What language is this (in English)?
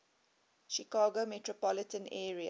English